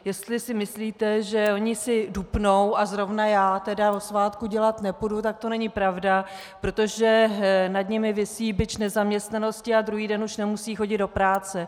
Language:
Czech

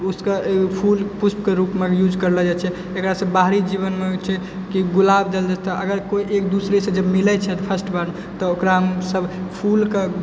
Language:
Maithili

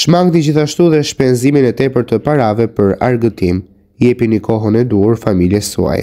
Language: Romanian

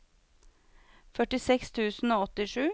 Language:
Norwegian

